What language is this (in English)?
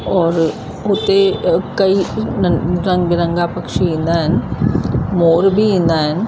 Sindhi